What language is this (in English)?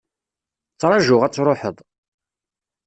Kabyle